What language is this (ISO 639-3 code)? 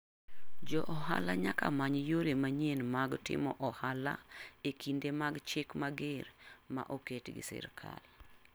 luo